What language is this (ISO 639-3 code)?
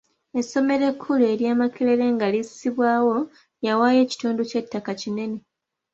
lug